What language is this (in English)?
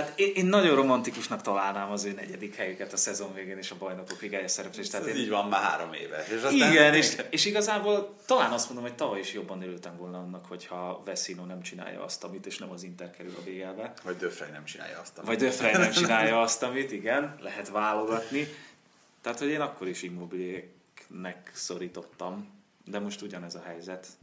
Hungarian